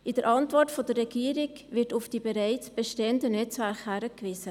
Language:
Swiss German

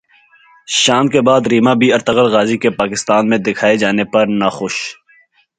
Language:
Urdu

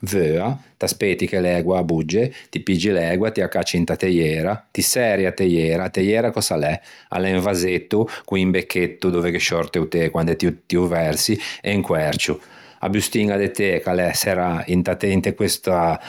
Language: Ligurian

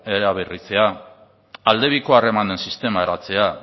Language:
Basque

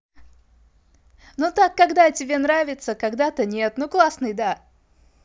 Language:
Russian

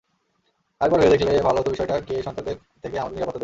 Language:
Bangla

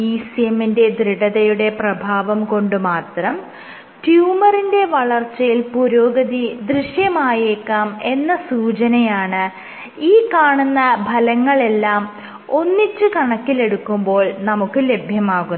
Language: Malayalam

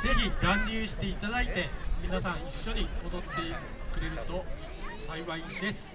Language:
Japanese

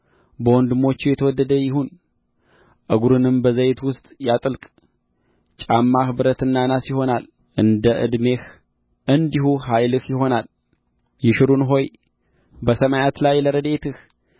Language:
Amharic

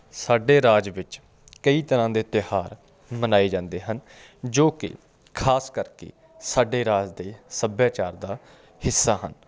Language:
Punjabi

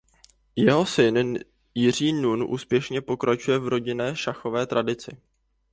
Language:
Czech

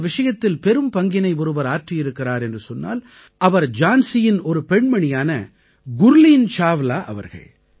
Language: Tamil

